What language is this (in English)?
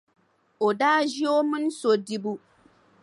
Dagbani